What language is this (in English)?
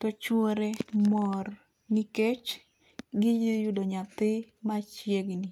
Luo (Kenya and Tanzania)